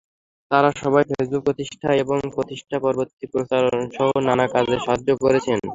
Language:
Bangla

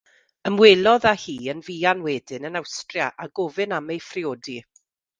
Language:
Welsh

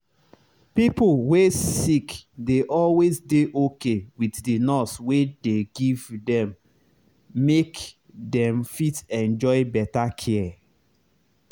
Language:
Nigerian Pidgin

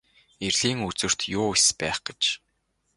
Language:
Mongolian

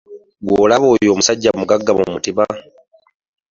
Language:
Ganda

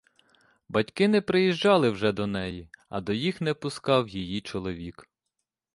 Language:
Ukrainian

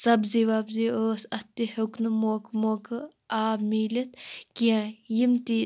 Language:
Kashmiri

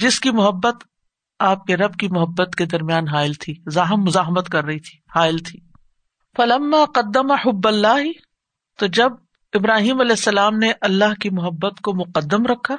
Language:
Urdu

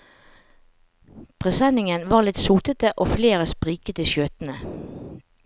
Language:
Norwegian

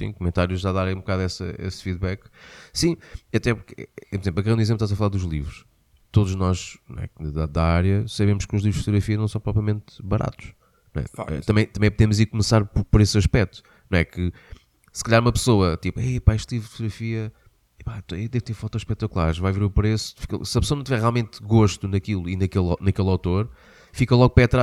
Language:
Portuguese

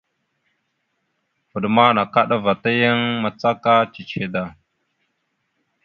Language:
Mada (Cameroon)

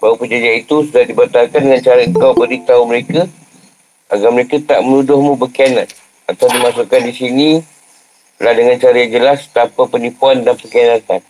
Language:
Malay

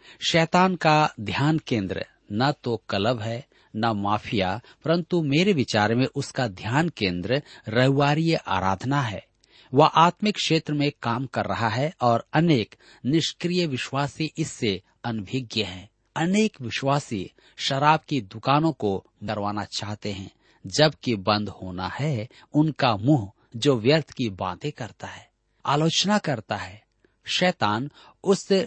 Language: Hindi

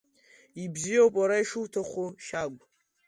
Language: Abkhazian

